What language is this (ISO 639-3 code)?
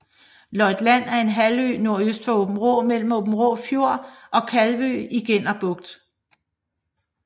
dan